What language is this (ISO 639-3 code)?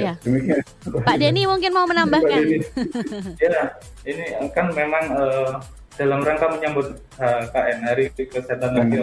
ind